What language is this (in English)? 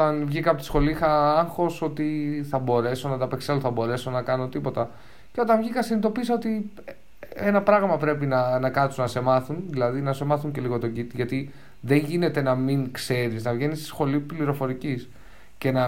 Greek